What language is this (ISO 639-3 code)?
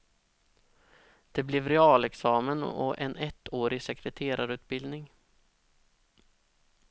swe